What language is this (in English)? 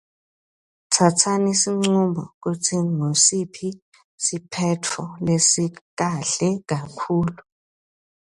Swati